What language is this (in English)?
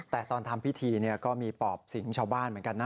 Thai